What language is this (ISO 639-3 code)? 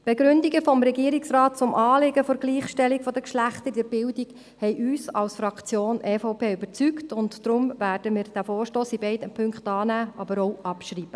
gsw